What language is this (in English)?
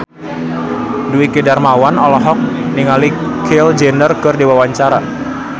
Sundanese